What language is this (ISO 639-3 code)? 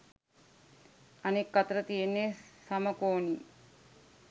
sin